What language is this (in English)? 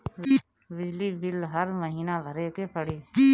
Bhojpuri